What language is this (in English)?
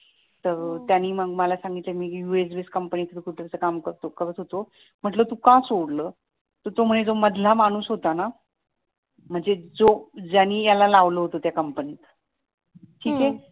Marathi